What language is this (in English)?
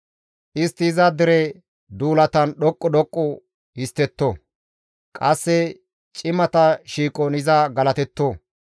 Gamo